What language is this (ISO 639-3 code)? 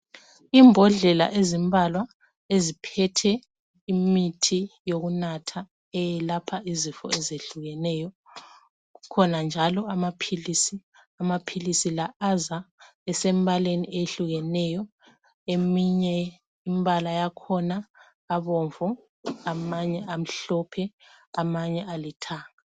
nde